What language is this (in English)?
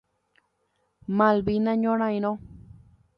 Guarani